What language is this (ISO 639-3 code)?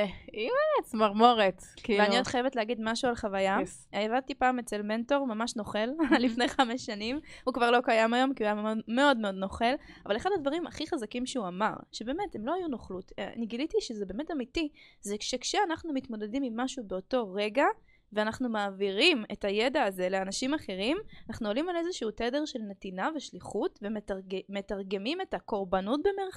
heb